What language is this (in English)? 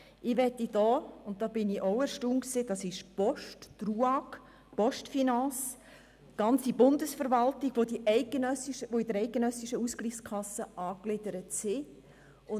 Swiss German